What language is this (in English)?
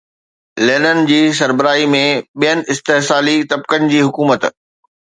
Sindhi